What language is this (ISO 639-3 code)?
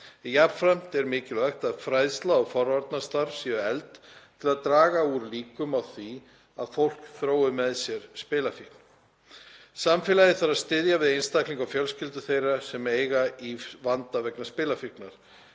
isl